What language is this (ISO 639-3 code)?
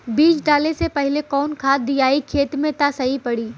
bho